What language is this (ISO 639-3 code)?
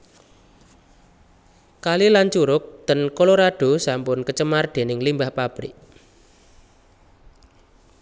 jav